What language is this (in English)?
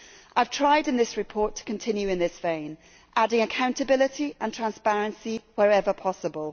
English